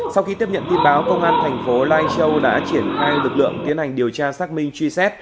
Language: Vietnamese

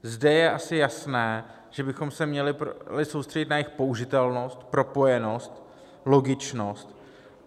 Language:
Czech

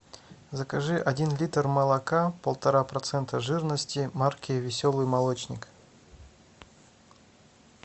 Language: Russian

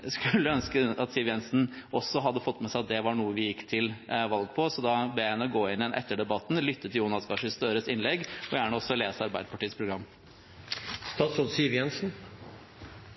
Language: Norwegian Bokmål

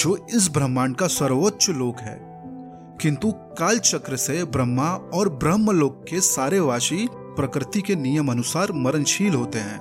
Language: Hindi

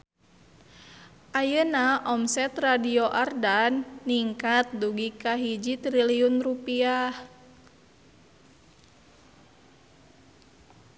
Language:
Sundanese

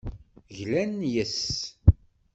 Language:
Kabyle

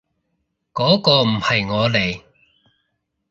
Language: Cantonese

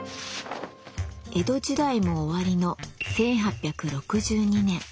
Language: Japanese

